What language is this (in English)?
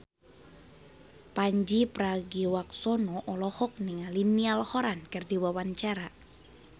Sundanese